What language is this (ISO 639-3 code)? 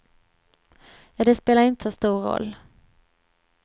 swe